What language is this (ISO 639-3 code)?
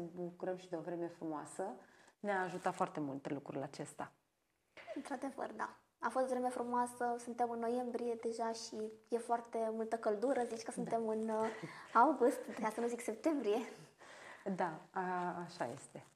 ron